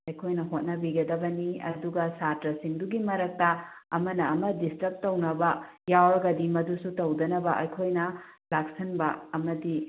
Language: Manipuri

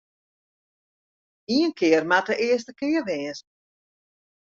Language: Western Frisian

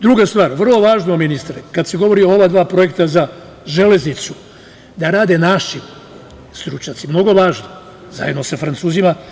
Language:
Serbian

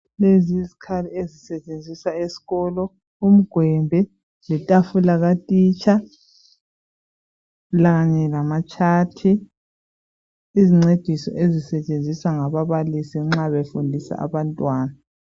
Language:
North Ndebele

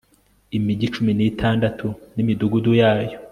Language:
Kinyarwanda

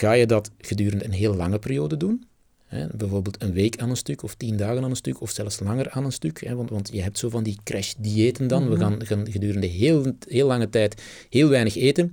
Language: Dutch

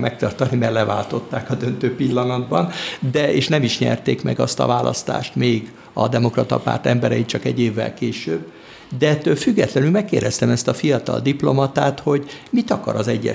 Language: Hungarian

